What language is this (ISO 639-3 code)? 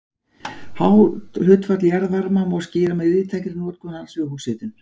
isl